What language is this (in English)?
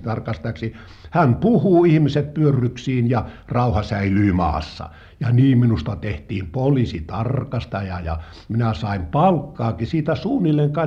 Finnish